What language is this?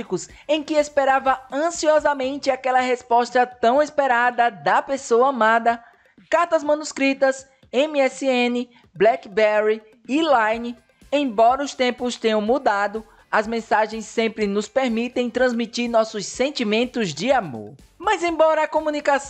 Portuguese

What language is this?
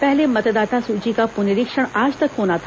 Hindi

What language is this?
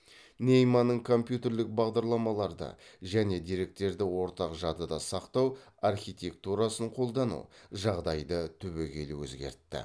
Kazakh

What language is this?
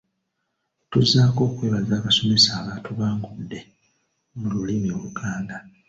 Ganda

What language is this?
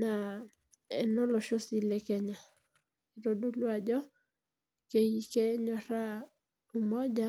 Masai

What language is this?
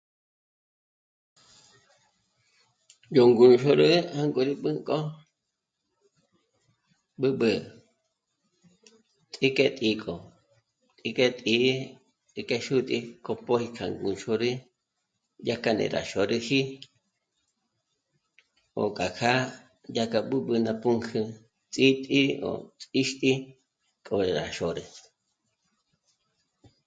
Michoacán Mazahua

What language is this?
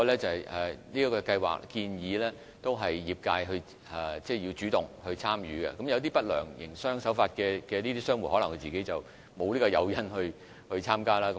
Cantonese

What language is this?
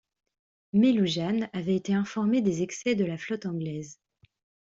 French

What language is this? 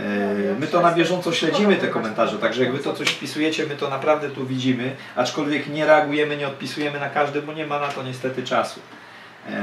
Polish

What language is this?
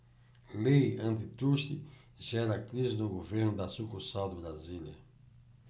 Portuguese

